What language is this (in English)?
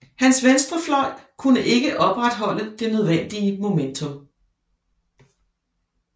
Danish